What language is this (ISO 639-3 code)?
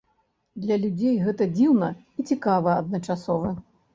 bel